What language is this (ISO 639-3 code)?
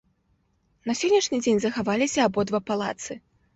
bel